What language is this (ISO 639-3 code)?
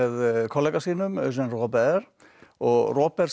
isl